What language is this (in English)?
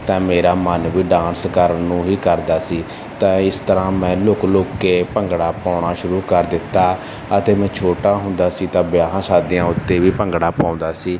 Punjabi